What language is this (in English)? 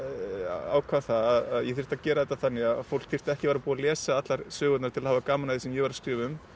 Icelandic